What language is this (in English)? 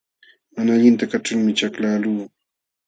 Jauja Wanca Quechua